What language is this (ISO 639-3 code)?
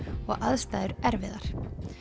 isl